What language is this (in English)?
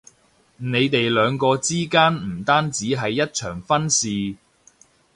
Cantonese